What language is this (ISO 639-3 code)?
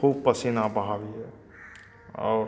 mai